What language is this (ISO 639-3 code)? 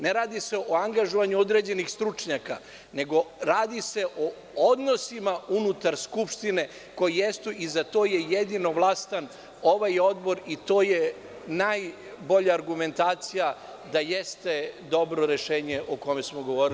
srp